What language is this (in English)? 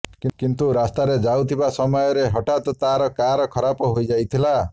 Odia